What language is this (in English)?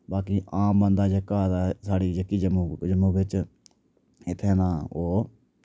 Dogri